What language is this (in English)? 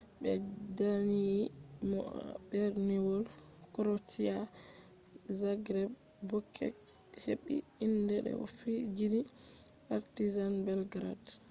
Fula